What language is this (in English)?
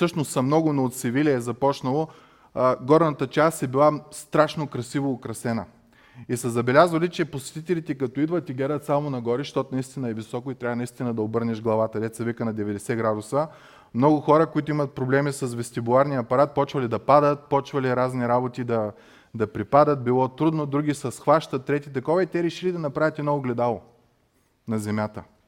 Bulgarian